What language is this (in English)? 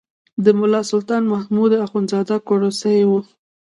Pashto